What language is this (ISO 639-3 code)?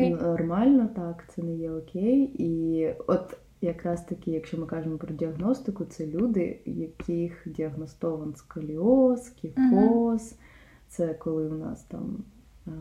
ukr